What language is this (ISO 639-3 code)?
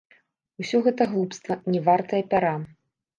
bel